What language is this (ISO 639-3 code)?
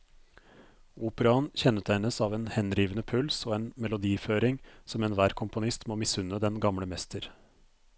nor